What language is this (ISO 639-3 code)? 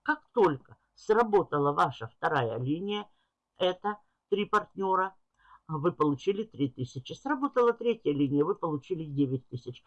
rus